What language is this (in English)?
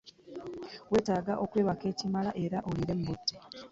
Ganda